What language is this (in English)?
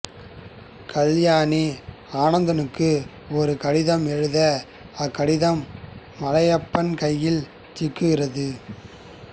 Tamil